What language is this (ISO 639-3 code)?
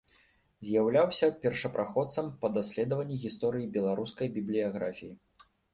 bel